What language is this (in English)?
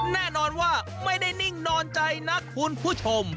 Thai